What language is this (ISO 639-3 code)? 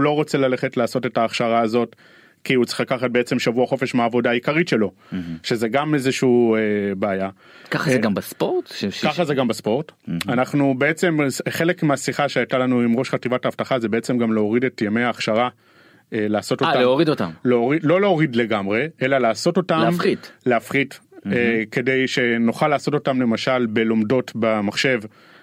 heb